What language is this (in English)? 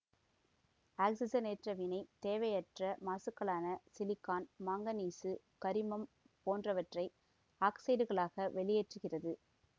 Tamil